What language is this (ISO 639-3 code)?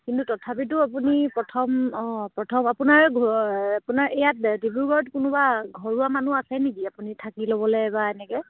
asm